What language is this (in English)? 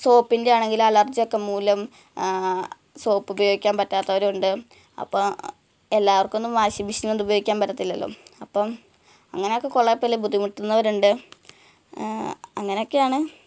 Malayalam